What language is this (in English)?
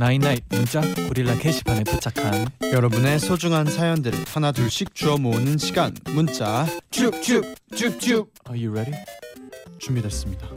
Korean